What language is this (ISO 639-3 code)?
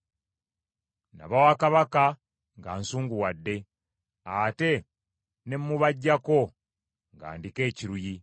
lug